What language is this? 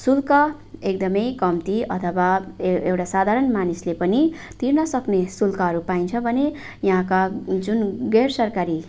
Nepali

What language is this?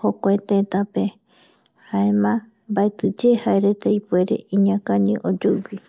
Eastern Bolivian Guaraní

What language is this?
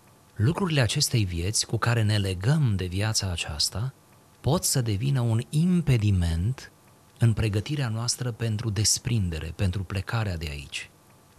Romanian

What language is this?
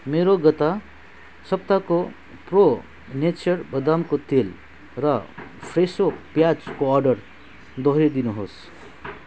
Nepali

